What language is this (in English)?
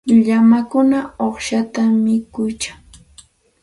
Santa Ana de Tusi Pasco Quechua